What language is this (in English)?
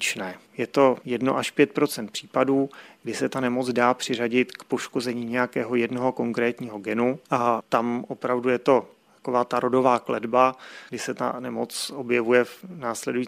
Czech